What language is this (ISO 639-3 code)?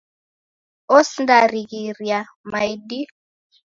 dav